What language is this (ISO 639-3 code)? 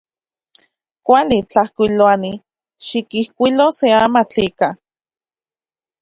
ncx